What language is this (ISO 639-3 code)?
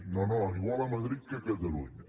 cat